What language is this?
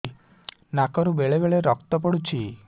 Odia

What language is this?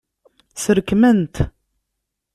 Kabyle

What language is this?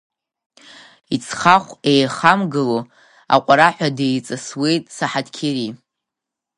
Abkhazian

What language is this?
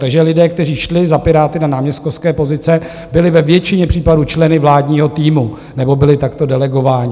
Czech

